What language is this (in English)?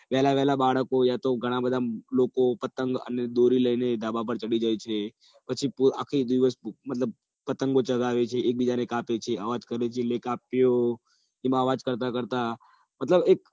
Gujarati